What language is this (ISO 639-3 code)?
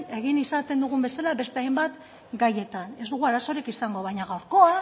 eus